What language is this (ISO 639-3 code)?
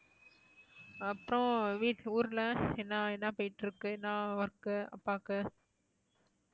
tam